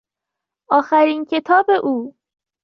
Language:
Persian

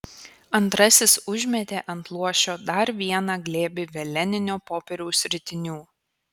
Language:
Lithuanian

